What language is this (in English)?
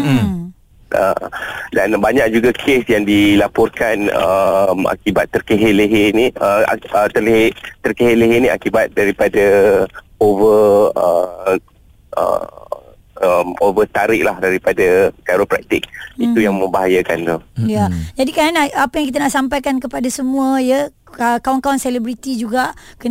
Malay